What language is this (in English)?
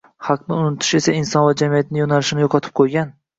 Uzbek